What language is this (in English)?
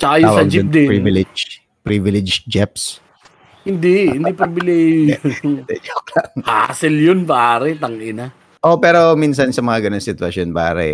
Filipino